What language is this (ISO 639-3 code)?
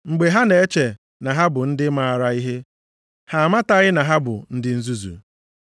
ibo